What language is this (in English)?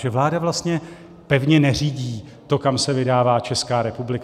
Czech